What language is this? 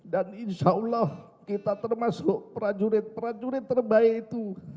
Indonesian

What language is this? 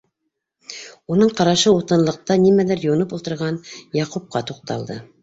Bashkir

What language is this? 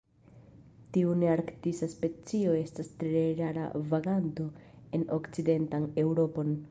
Esperanto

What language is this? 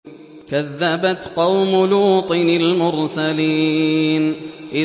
Arabic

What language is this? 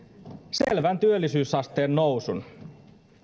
Finnish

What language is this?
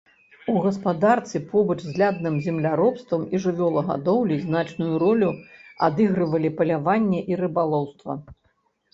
Belarusian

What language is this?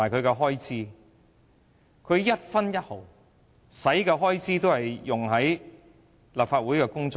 Cantonese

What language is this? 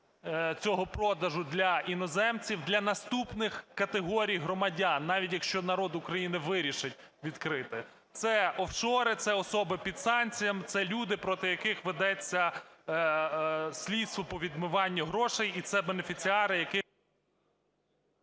Ukrainian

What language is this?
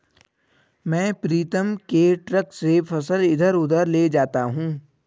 Hindi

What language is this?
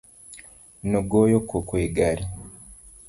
Luo (Kenya and Tanzania)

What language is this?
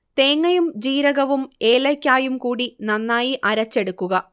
Malayalam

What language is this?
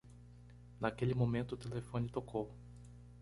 Portuguese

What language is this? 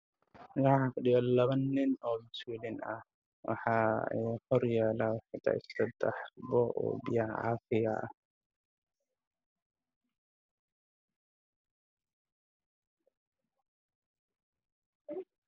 Somali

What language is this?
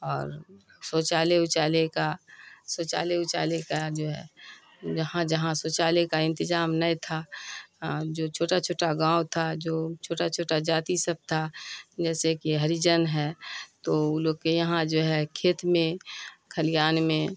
Urdu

